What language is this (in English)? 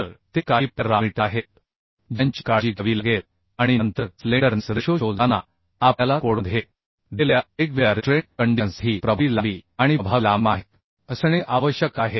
Marathi